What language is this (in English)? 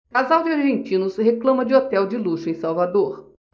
Portuguese